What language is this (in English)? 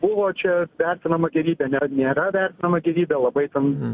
Lithuanian